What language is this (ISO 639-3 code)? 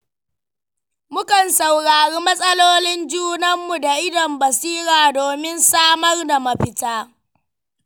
hau